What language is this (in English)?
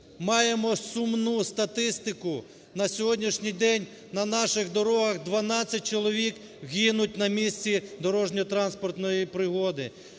Ukrainian